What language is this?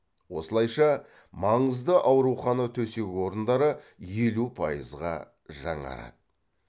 Kazakh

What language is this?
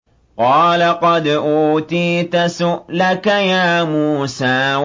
Arabic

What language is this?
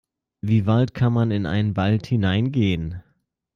German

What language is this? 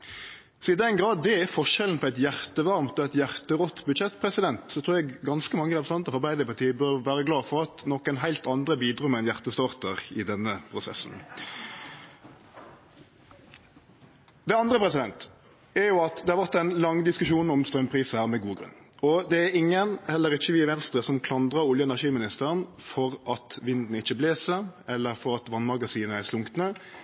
Norwegian Nynorsk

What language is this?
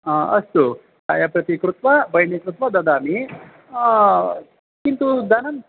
Sanskrit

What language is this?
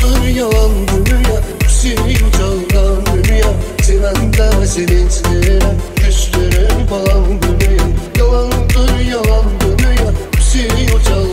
Turkish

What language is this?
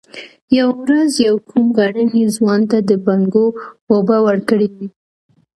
Pashto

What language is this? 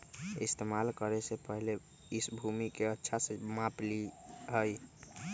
Magahi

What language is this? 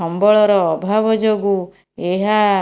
Odia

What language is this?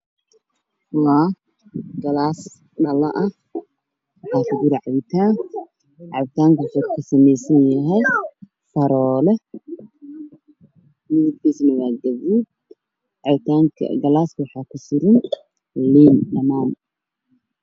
Somali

